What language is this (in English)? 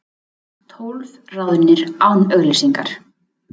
Icelandic